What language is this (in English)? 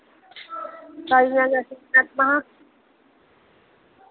Dogri